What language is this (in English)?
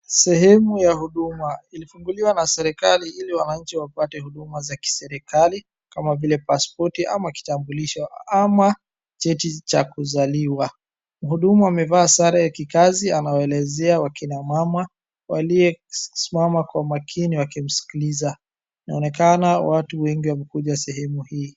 Swahili